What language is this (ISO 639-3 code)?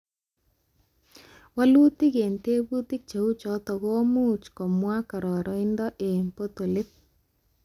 kln